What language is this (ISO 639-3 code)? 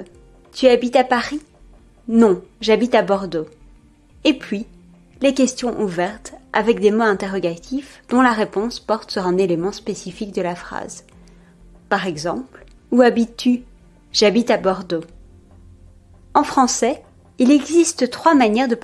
fra